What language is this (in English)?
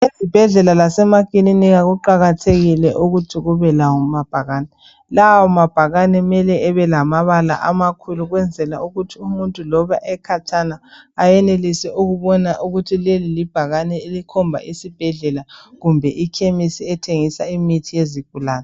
North Ndebele